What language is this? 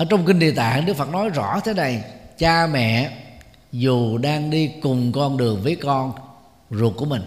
Vietnamese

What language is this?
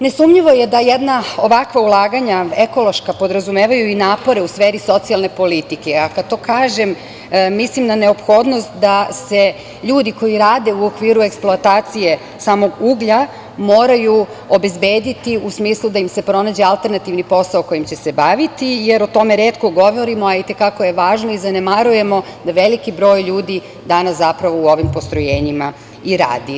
Serbian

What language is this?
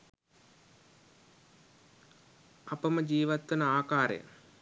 Sinhala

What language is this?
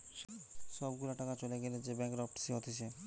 Bangla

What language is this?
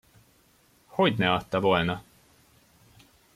Hungarian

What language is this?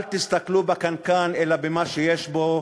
Hebrew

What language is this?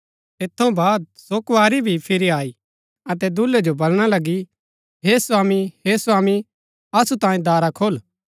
Gaddi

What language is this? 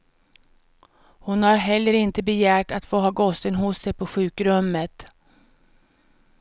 Swedish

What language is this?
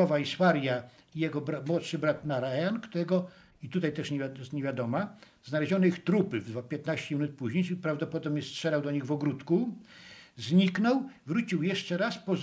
Polish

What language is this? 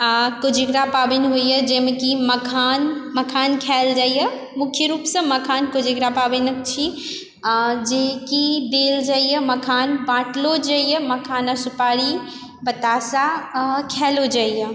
Maithili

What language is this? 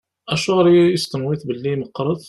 Kabyle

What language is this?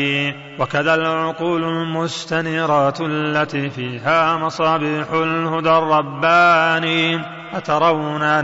Arabic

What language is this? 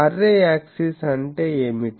Telugu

